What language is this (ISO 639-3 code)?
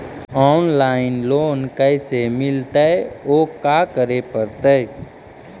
mag